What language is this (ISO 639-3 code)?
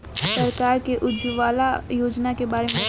bho